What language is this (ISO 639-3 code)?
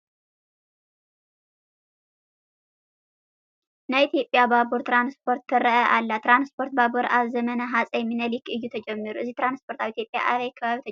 tir